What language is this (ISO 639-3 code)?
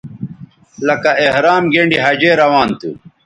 btv